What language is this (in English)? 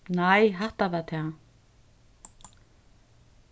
Faroese